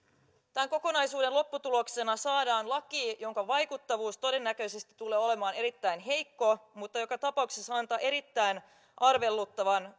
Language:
Finnish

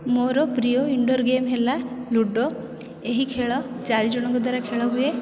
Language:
Odia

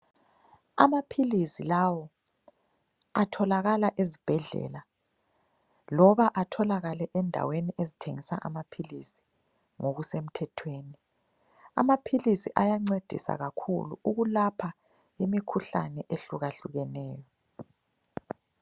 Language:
North Ndebele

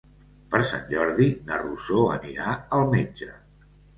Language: Catalan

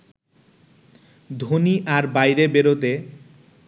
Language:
Bangla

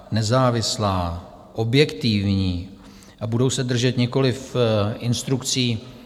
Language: Czech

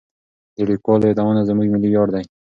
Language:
Pashto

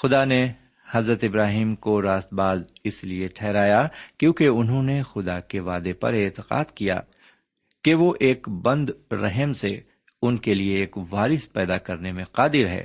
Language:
Urdu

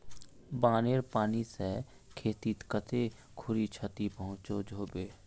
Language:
Magahi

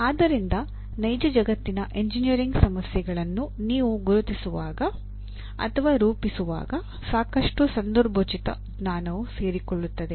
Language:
Kannada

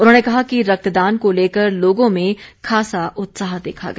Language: Hindi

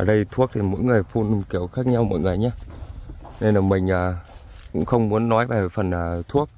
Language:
Vietnamese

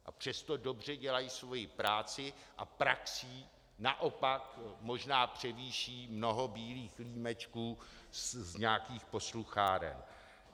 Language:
Czech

